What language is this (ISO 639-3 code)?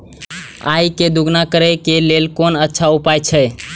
mai